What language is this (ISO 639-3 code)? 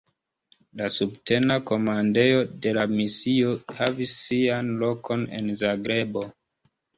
epo